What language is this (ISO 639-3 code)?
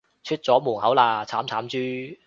yue